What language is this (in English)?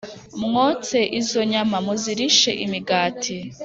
Kinyarwanda